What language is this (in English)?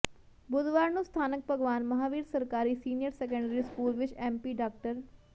Punjabi